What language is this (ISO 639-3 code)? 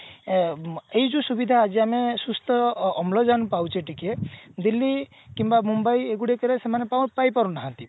ori